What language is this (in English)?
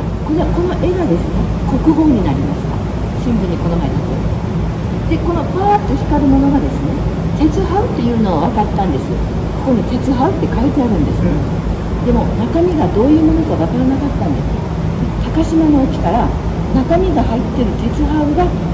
Japanese